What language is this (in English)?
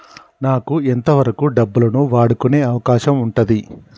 Telugu